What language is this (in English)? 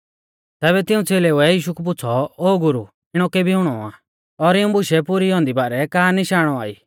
Mahasu Pahari